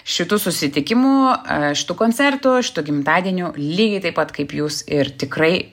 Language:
Lithuanian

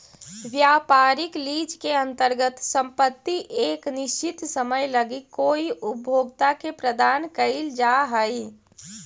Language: Magahi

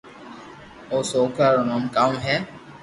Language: Loarki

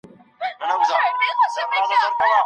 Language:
Pashto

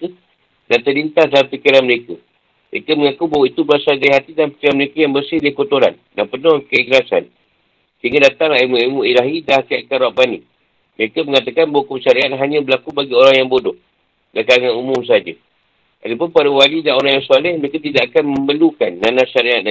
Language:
Malay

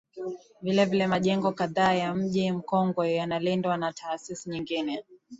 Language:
Swahili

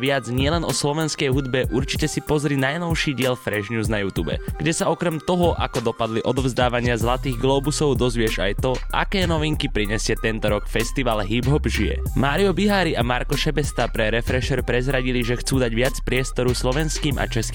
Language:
Slovak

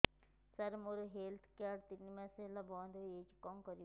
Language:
Odia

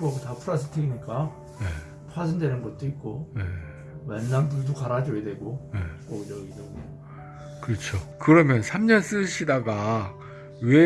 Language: Korean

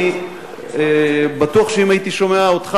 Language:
Hebrew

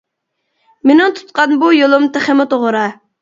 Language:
Uyghur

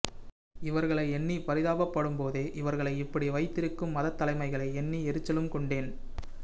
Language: Tamil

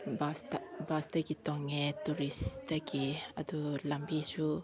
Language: Manipuri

